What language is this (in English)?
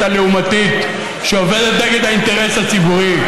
Hebrew